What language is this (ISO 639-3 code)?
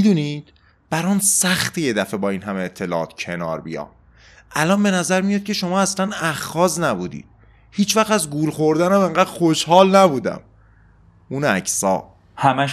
fas